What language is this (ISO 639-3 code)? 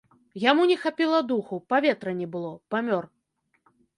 bel